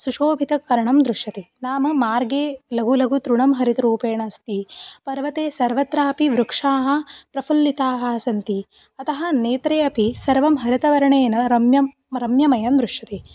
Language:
Sanskrit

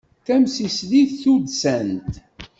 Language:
Kabyle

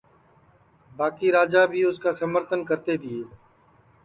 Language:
Sansi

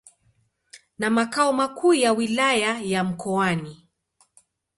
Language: Swahili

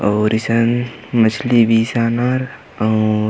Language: Kurukh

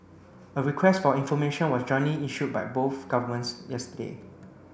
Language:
English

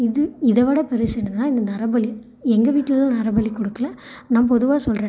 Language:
Tamil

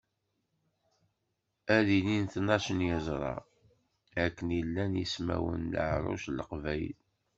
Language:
Kabyle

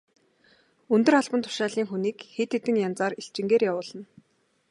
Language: Mongolian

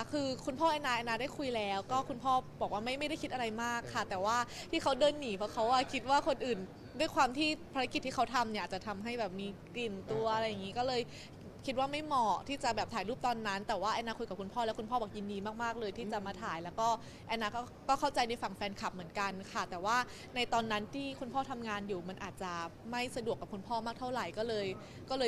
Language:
Thai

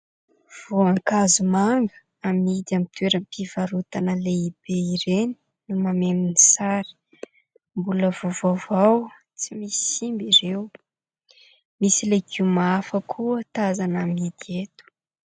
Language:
Malagasy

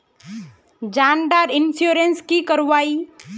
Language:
Magahi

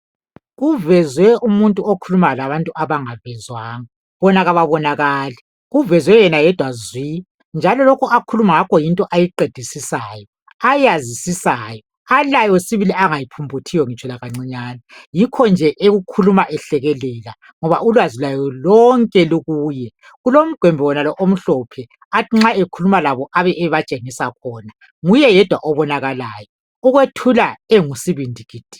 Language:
North Ndebele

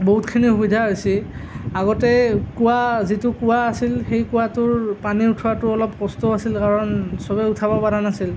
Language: Assamese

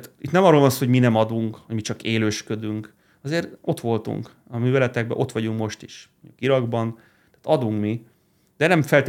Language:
Hungarian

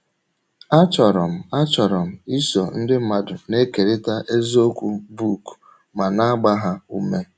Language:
Igbo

